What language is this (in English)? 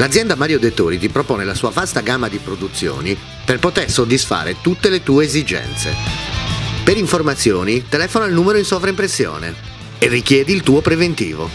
Italian